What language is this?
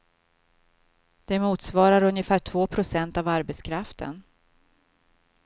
Swedish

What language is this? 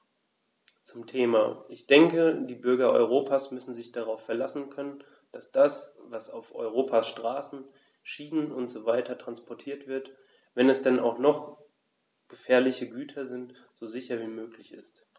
German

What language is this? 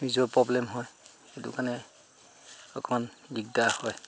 Assamese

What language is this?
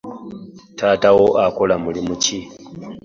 Ganda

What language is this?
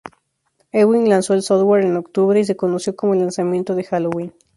Spanish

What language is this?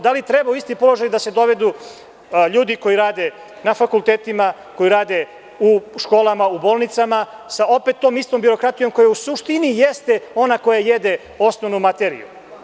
Serbian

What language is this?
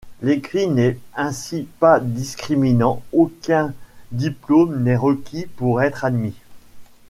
French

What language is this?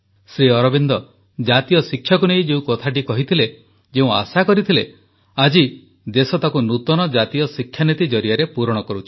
Odia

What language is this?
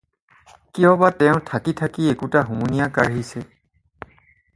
Assamese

